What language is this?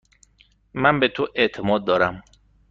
Persian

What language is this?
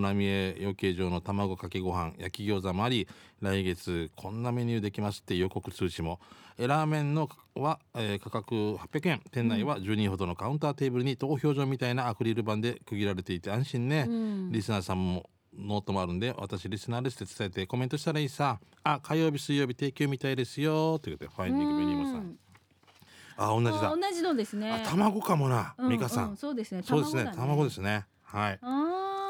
Japanese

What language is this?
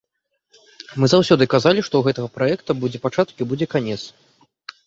Belarusian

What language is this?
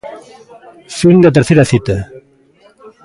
Galician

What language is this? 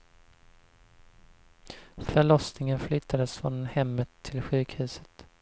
Swedish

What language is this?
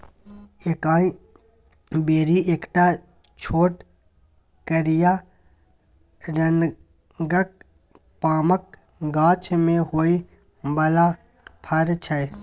Maithili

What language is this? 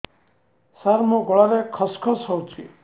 Odia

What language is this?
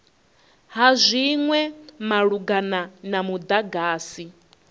Venda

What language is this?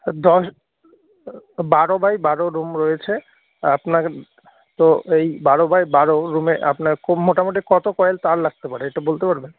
Bangla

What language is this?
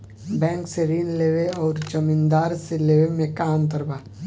Bhojpuri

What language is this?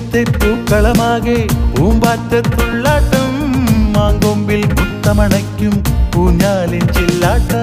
Malayalam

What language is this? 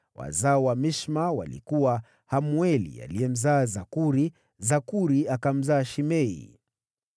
Swahili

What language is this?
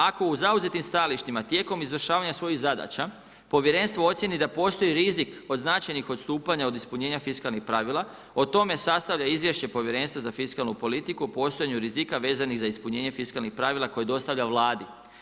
Croatian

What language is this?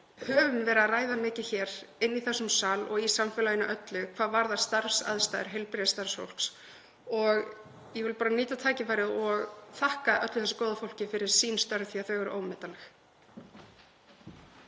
Icelandic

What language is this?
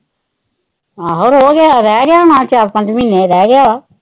Punjabi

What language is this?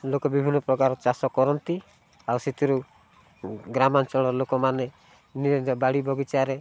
Odia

